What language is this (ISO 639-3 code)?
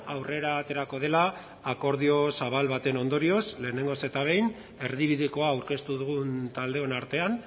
eus